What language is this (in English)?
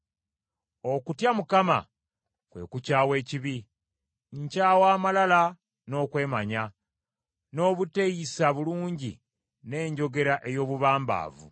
Ganda